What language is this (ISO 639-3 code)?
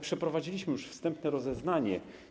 pol